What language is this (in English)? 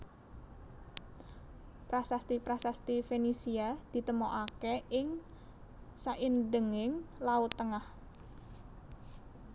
Javanese